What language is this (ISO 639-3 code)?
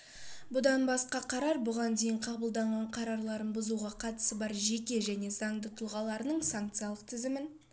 kaz